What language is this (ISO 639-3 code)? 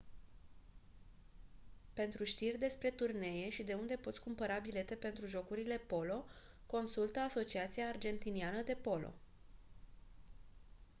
ron